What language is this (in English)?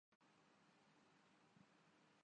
Urdu